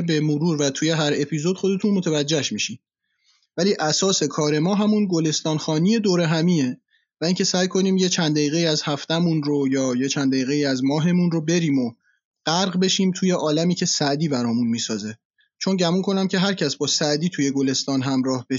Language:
Persian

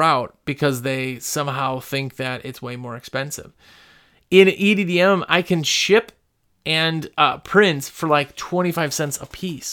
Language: English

